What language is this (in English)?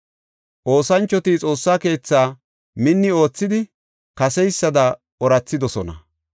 Gofa